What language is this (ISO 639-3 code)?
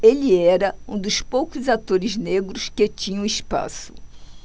por